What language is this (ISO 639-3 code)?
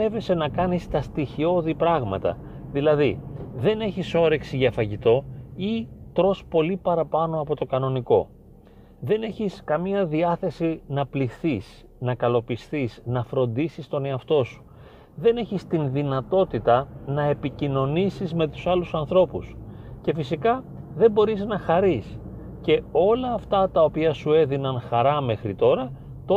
ell